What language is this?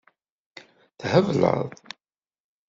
Kabyle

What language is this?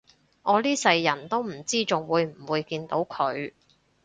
Cantonese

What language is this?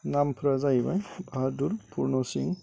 Bodo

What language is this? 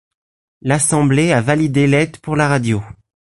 French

